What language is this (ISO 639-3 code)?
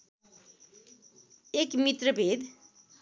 nep